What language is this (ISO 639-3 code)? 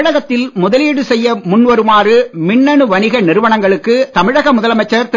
tam